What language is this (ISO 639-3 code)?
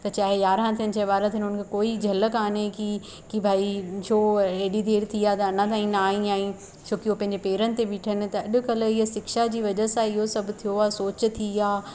snd